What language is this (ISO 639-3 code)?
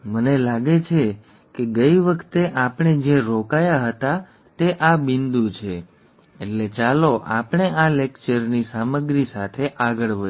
guj